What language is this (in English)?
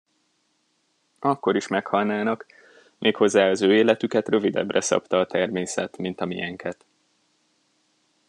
Hungarian